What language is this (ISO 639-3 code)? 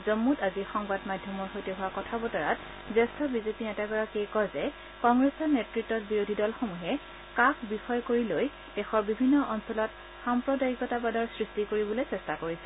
asm